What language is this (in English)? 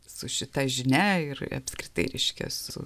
Lithuanian